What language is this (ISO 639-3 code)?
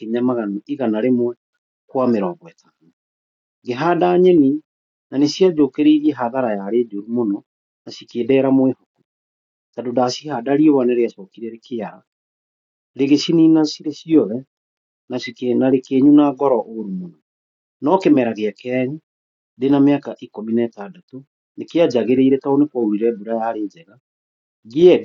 kik